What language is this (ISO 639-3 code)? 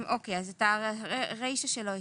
heb